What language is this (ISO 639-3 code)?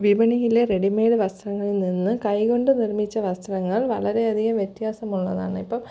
mal